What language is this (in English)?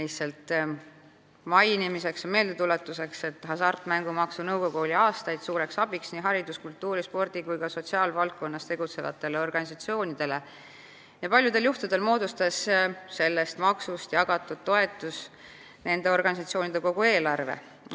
Estonian